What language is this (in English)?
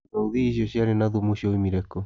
Kikuyu